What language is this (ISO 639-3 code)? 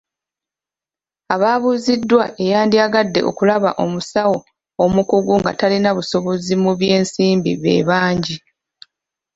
lug